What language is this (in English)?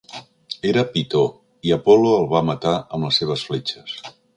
Catalan